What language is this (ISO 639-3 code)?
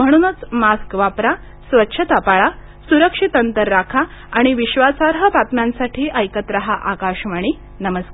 mar